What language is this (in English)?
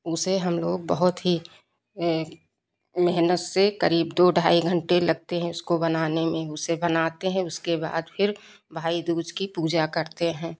Hindi